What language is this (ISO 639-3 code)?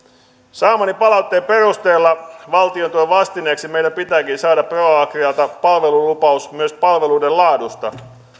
fin